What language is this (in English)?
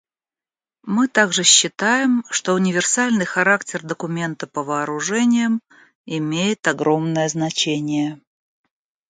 Russian